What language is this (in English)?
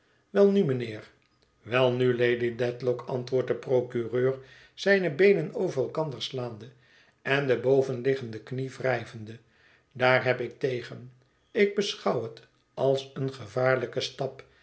Dutch